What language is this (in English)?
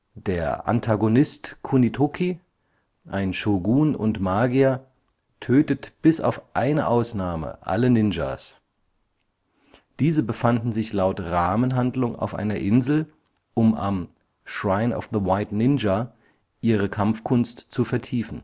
German